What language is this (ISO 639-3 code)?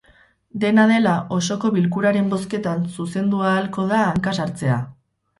eus